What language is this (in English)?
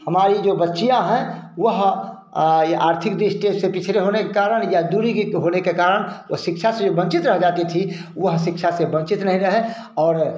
Hindi